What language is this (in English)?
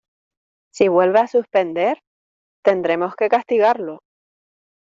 Spanish